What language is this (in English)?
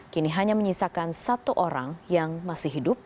Indonesian